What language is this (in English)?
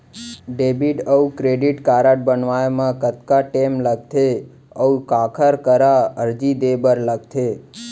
Chhattisgarhi